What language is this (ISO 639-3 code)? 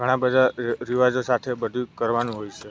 guj